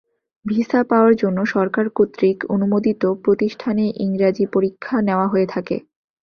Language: Bangla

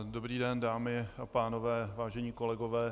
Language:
Czech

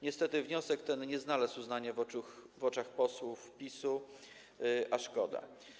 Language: Polish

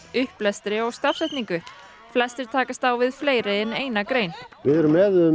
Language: Icelandic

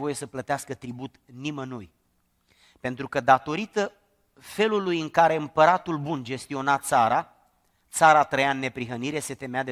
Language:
Romanian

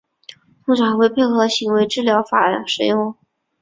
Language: Chinese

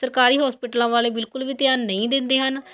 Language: Punjabi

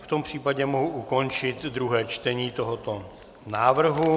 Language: Czech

